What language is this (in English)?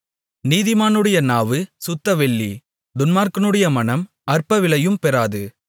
Tamil